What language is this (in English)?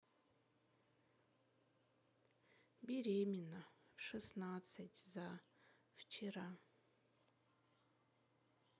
Russian